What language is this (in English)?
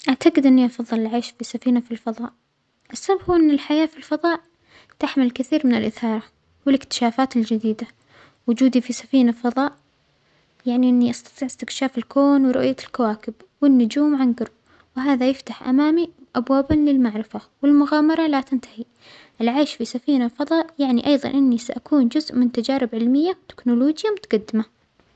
Omani Arabic